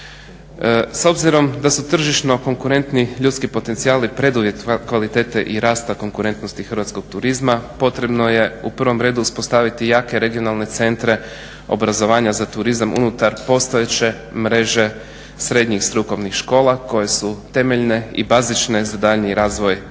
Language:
Croatian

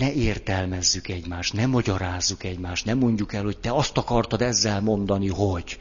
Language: Hungarian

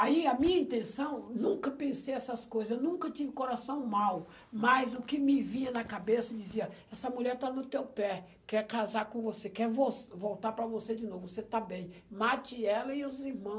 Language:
Portuguese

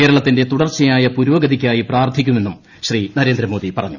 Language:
Malayalam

